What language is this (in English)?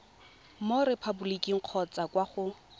Tswana